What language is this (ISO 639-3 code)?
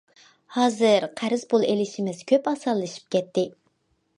uig